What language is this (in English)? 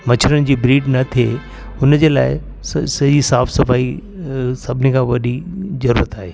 Sindhi